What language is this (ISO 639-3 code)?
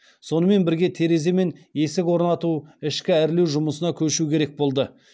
kaz